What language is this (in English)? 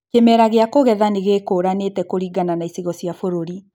Kikuyu